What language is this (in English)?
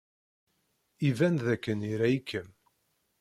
Kabyle